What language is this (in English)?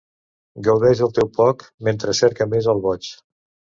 Catalan